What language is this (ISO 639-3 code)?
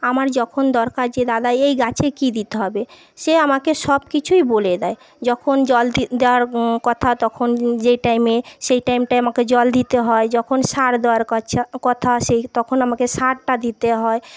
ben